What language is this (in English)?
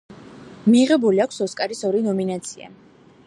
Georgian